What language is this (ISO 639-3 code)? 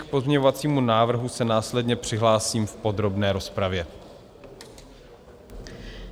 ces